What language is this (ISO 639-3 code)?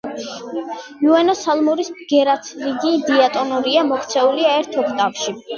kat